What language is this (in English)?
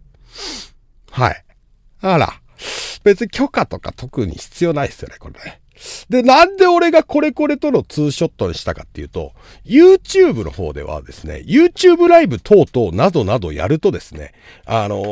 Japanese